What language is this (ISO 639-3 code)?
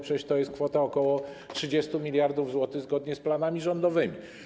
pol